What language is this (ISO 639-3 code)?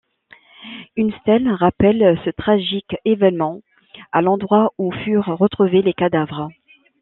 fra